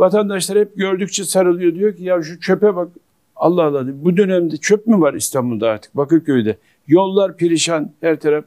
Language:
Turkish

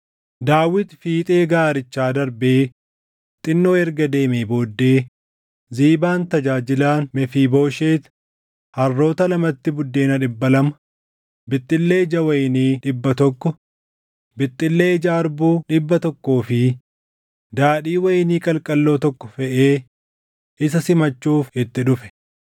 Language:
Oromo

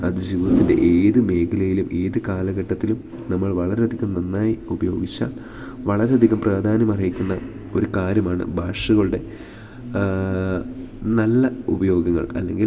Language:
Malayalam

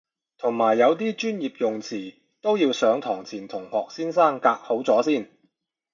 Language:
Cantonese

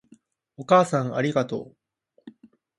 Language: Japanese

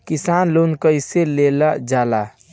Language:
Bhojpuri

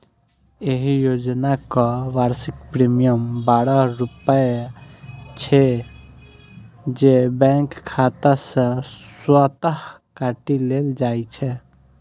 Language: Maithili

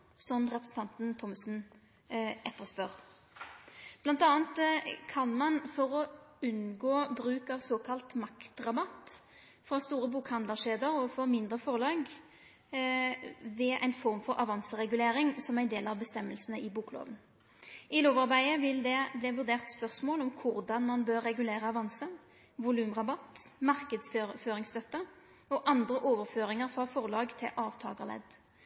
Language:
Norwegian Nynorsk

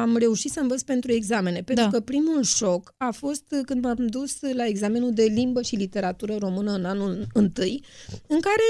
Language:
Romanian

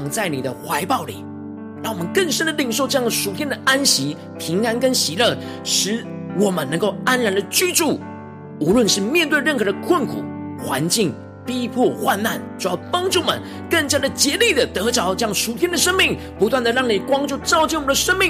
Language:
Chinese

